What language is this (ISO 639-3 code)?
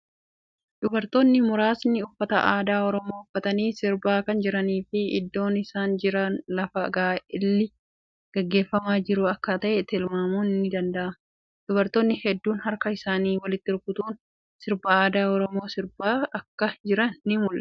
orm